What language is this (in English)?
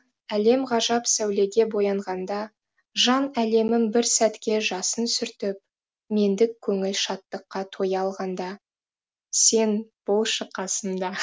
Kazakh